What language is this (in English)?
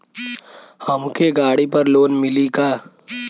Bhojpuri